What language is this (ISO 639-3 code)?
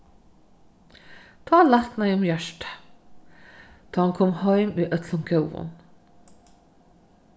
fao